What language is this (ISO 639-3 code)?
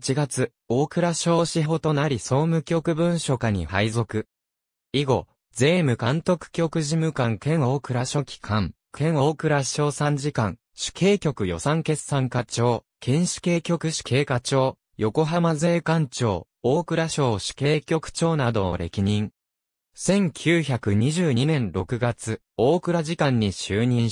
jpn